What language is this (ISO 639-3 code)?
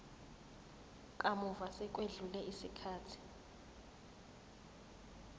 zul